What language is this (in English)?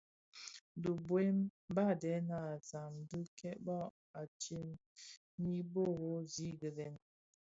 Bafia